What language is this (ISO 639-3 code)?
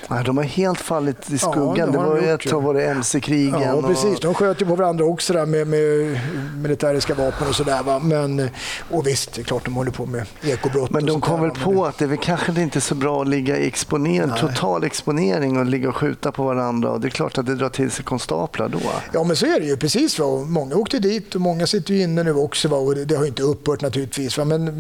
swe